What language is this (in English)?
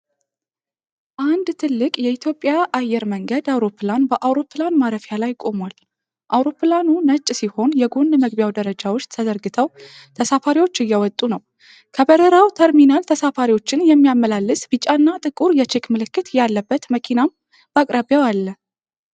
Amharic